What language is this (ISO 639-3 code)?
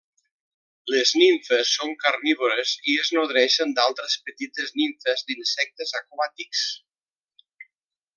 cat